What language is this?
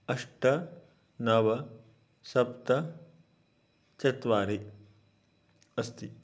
Sanskrit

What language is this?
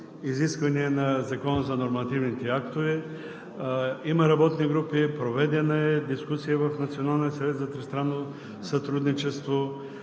Bulgarian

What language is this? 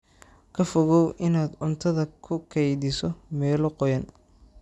Somali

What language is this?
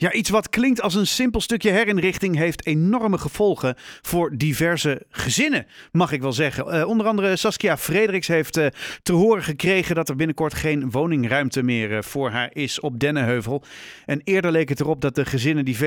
Dutch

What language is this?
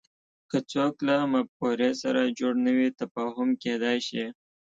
Pashto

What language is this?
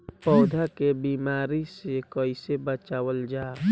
Bhojpuri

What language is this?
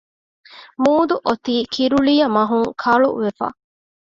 Divehi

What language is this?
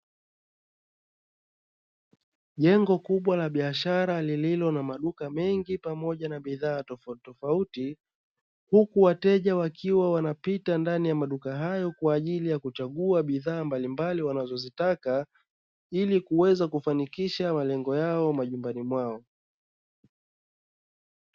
Swahili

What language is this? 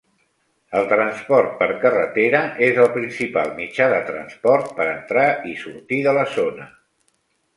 Catalan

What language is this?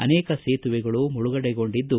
Kannada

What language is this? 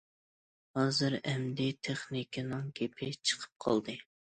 Uyghur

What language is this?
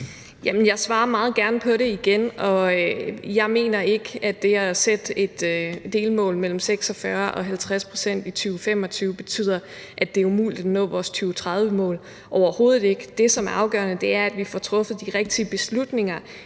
Danish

